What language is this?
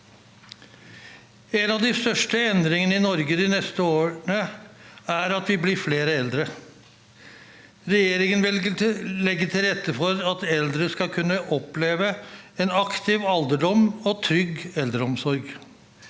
Norwegian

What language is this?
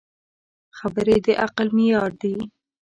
Pashto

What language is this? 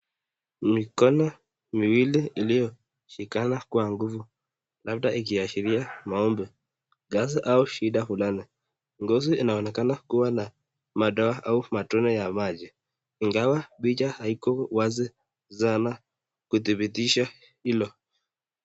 Swahili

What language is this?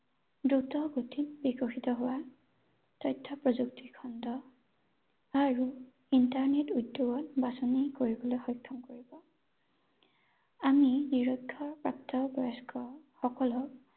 Assamese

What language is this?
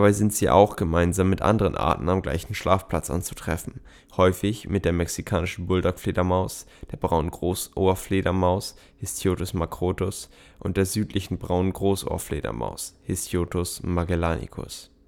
German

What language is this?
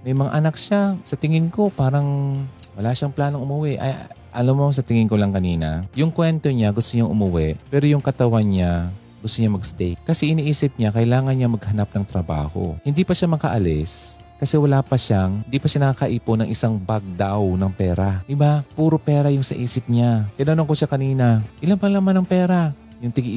Filipino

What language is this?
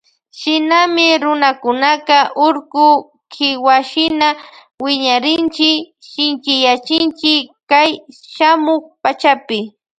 Loja Highland Quichua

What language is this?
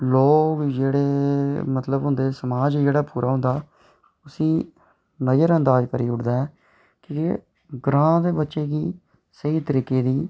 Dogri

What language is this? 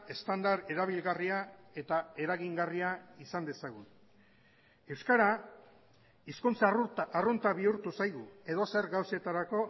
Basque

